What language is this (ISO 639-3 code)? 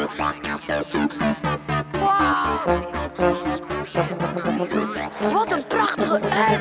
nld